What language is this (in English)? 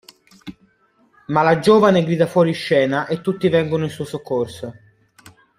Italian